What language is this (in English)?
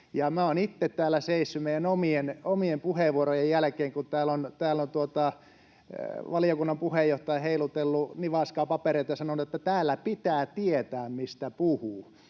Finnish